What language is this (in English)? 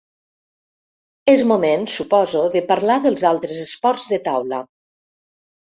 Catalan